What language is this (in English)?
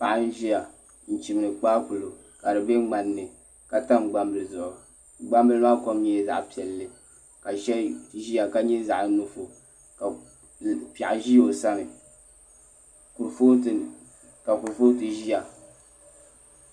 Dagbani